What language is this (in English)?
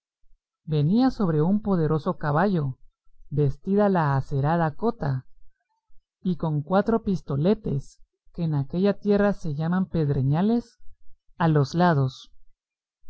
Spanish